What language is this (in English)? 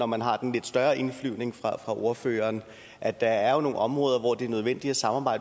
Danish